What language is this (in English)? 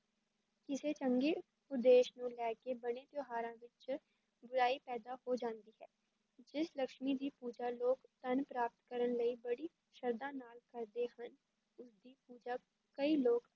Punjabi